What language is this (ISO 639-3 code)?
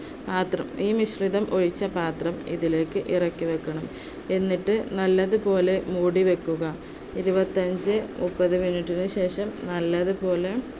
mal